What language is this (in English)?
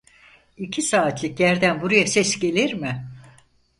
Turkish